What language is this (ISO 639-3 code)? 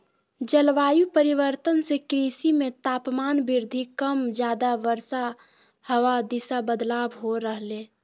mag